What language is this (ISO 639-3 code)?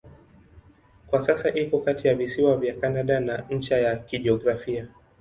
swa